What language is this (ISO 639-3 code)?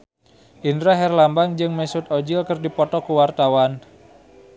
sun